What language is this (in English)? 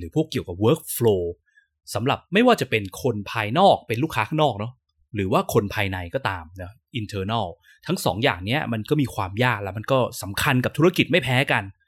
Thai